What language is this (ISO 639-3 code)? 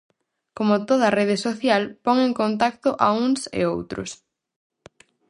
glg